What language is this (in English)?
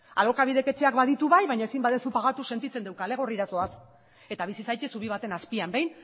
Basque